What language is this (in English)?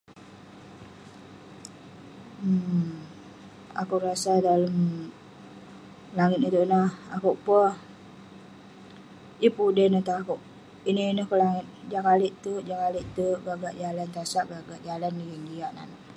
Western Penan